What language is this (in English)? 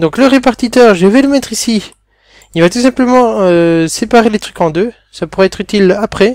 French